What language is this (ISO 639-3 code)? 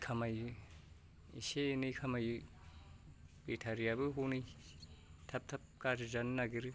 brx